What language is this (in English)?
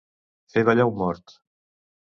Catalan